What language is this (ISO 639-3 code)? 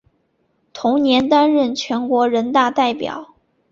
zho